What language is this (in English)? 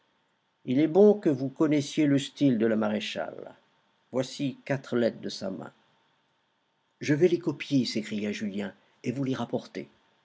French